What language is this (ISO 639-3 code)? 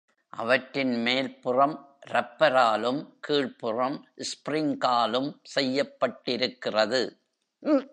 tam